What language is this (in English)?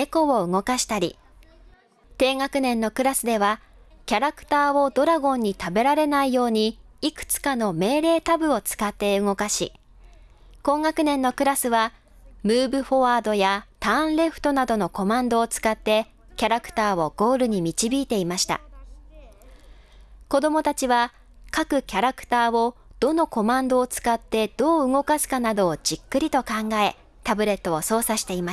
Japanese